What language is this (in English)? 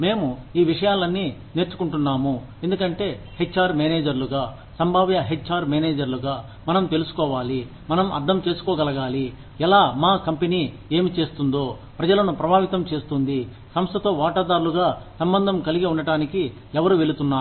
Telugu